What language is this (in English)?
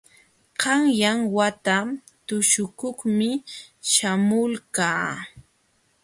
Jauja Wanca Quechua